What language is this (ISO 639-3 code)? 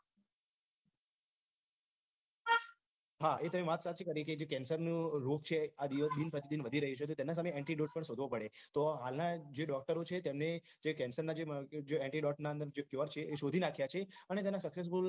guj